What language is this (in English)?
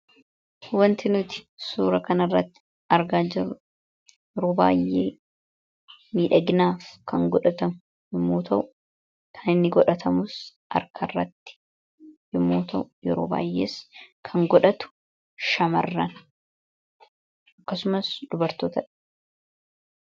Oromo